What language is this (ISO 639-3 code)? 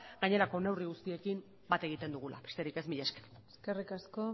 eus